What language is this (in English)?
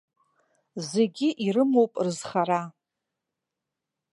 Abkhazian